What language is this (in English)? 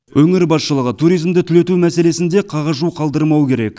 Kazakh